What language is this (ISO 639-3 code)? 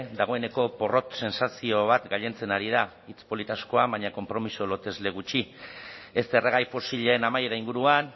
eus